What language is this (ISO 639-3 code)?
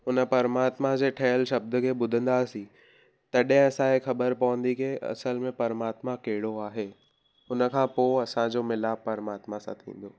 snd